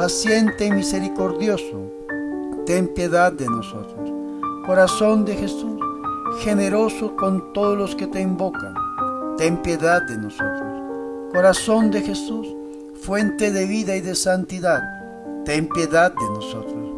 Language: Spanish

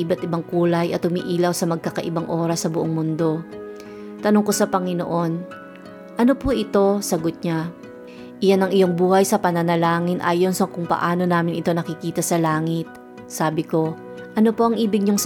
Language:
Filipino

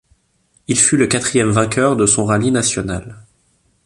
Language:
French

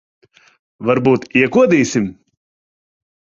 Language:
Latvian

